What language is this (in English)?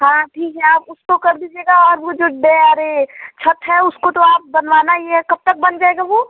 Hindi